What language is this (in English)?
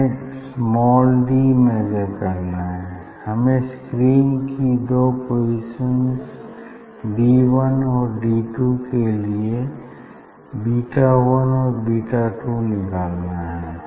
Hindi